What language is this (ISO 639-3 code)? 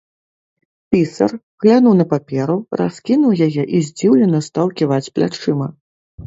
bel